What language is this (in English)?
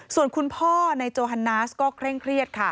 Thai